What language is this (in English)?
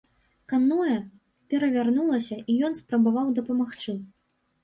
Belarusian